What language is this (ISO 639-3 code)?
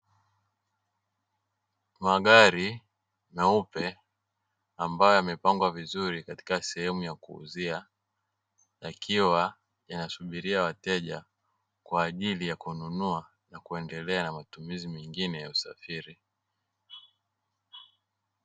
swa